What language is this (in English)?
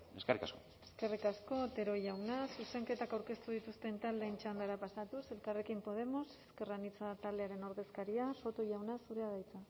Basque